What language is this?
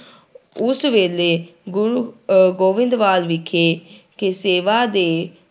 Punjabi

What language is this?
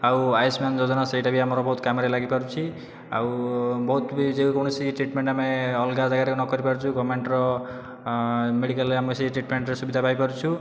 Odia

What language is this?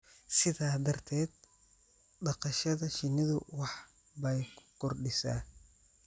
Somali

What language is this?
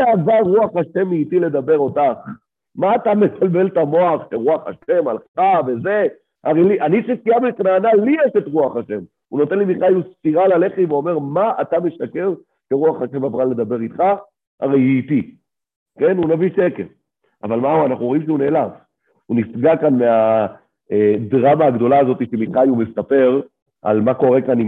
Hebrew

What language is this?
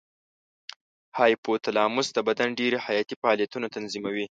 Pashto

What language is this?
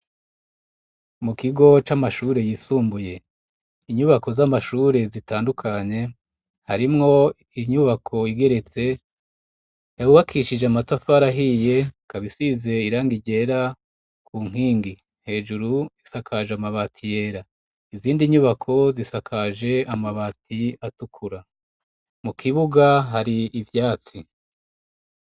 Rundi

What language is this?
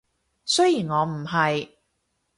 Cantonese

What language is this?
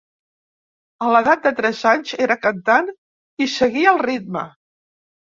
Catalan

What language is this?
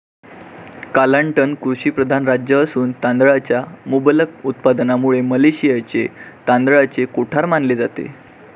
Marathi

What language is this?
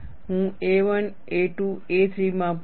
Gujarati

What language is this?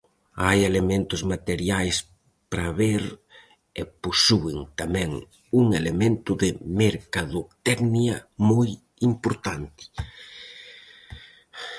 Galician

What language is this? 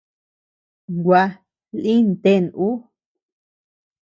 Tepeuxila Cuicatec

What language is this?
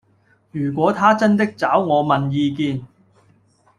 Cantonese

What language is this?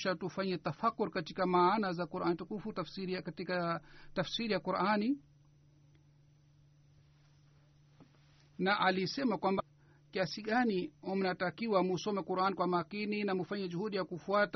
Swahili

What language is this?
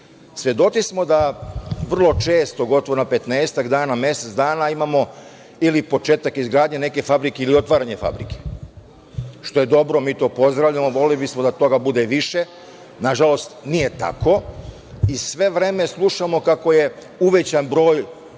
Serbian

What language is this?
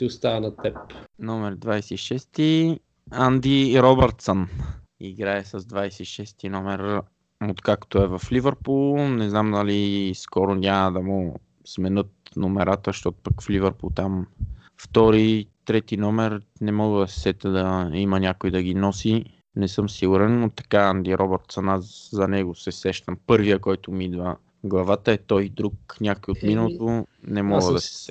Bulgarian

